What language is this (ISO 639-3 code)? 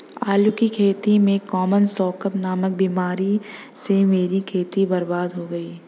hin